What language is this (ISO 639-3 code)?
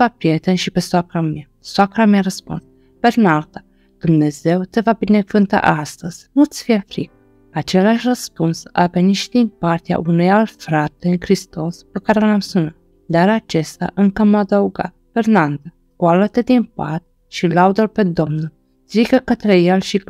ron